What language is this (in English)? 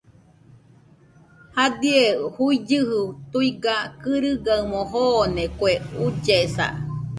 Nüpode Huitoto